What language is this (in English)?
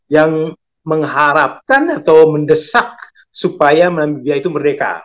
Indonesian